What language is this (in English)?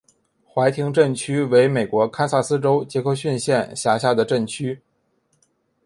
Chinese